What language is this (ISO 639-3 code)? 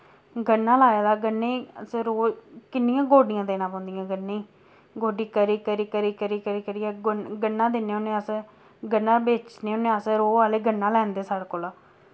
doi